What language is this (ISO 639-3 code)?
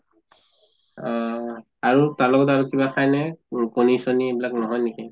asm